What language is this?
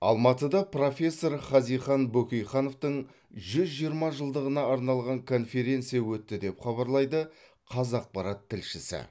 Kazakh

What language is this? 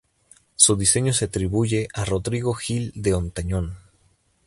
Spanish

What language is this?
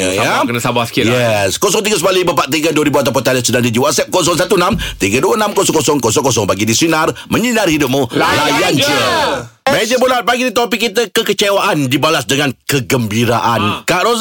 Malay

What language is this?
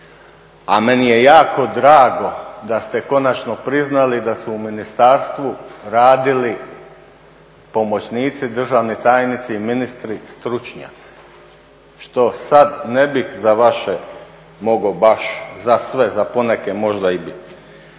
Croatian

